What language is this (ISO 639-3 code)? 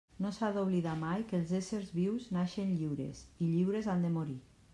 cat